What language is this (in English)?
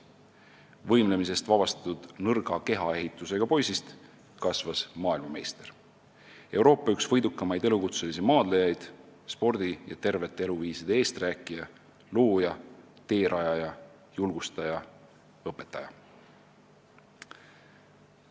Estonian